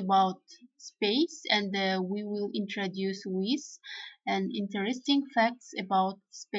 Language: English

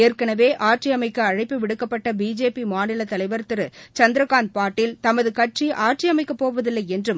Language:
Tamil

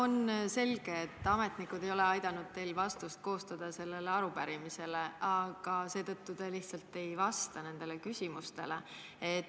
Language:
Estonian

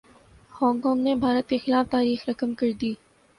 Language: Urdu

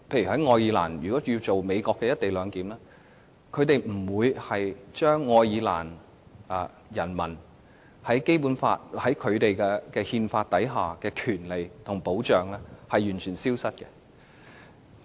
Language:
Cantonese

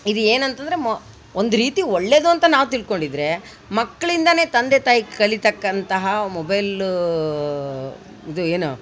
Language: Kannada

